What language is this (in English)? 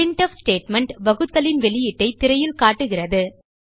Tamil